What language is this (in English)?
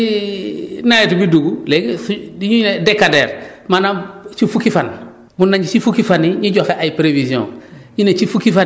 Wolof